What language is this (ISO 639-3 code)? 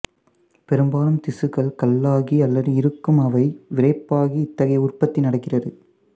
tam